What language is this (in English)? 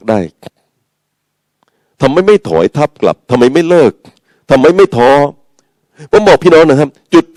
Thai